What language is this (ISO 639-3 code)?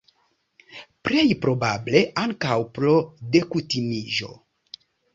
epo